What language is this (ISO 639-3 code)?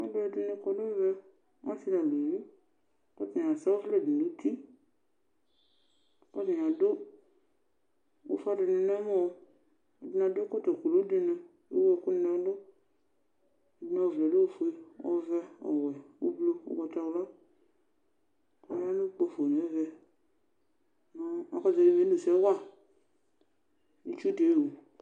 kpo